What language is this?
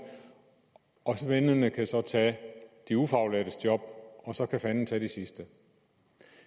Danish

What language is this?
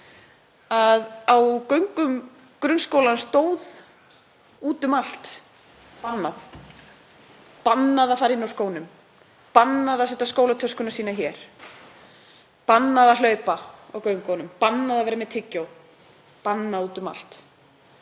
Icelandic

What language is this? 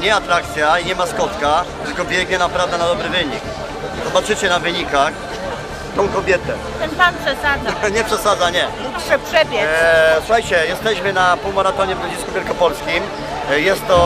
Polish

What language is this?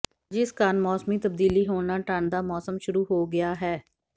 Punjabi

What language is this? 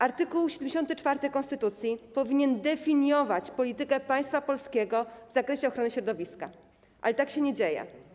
Polish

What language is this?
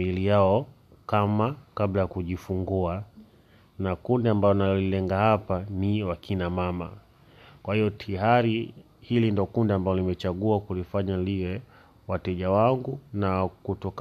Swahili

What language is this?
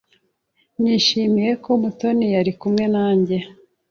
Kinyarwanda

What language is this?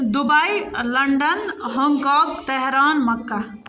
Kashmiri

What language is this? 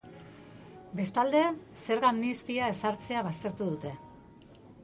Basque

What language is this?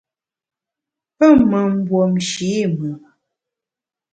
Bamun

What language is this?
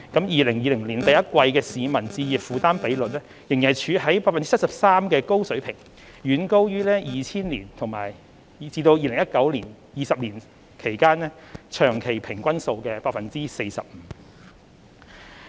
Cantonese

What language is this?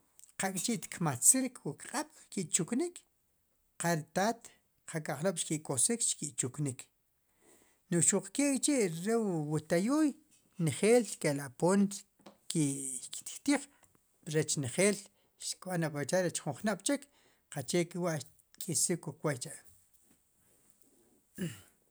Sipacapense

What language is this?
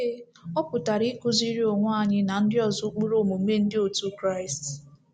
Igbo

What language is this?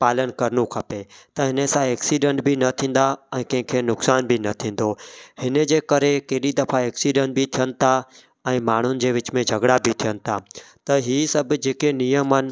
Sindhi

